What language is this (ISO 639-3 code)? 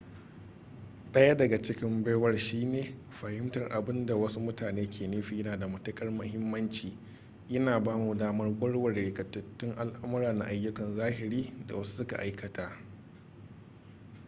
hau